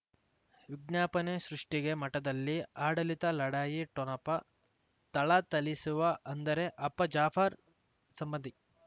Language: Kannada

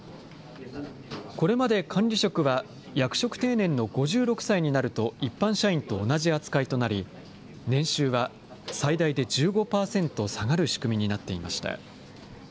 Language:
Japanese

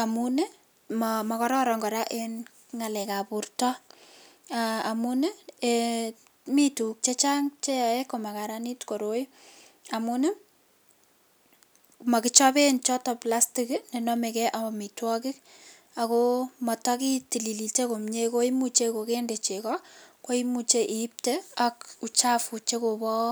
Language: Kalenjin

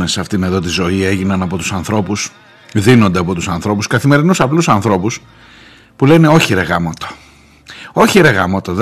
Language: Greek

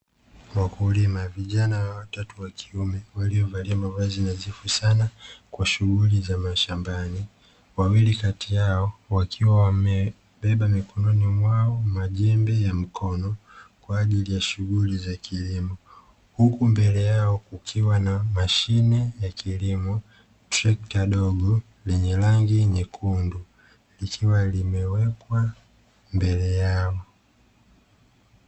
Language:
Swahili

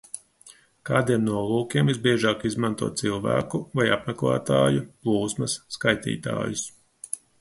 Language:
Latvian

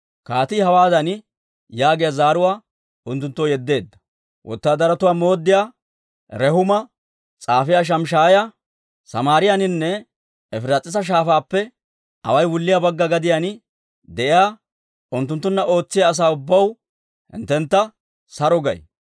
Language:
Dawro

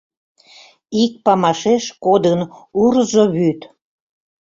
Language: Mari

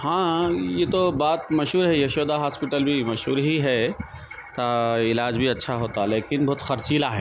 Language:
Urdu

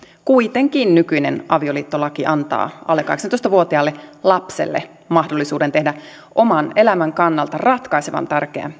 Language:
Finnish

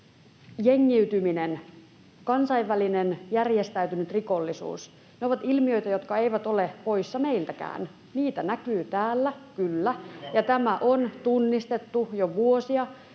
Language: Finnish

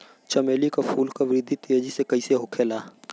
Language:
Bhojpuri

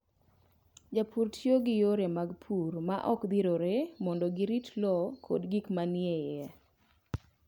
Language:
Luo (Kenya and Tanzania)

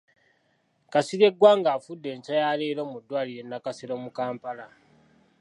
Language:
Ganda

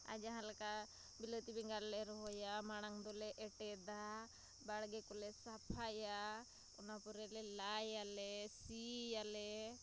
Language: Santali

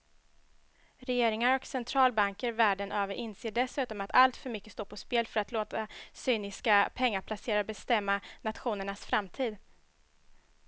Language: Swedish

